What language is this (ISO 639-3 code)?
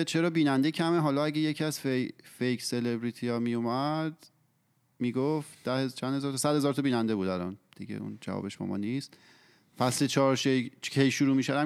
fas